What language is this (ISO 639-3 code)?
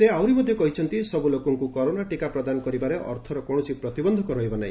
ori